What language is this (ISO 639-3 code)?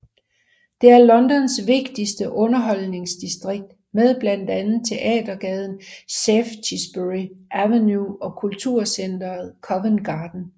dan